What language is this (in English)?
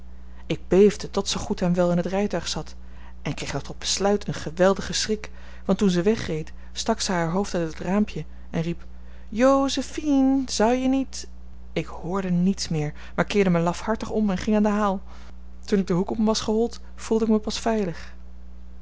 Dutch